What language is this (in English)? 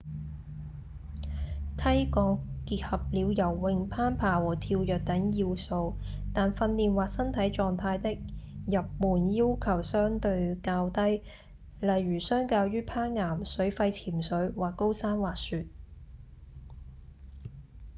Cantonese